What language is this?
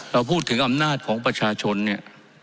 Thai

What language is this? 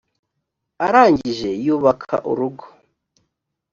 Kinyarwanda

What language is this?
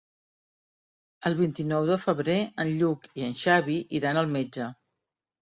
Catalan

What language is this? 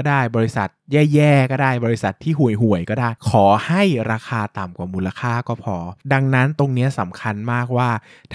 Thai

